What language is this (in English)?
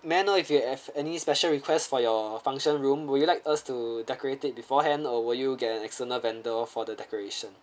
English